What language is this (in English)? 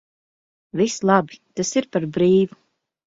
Latvian